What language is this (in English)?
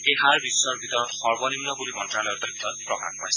Assamese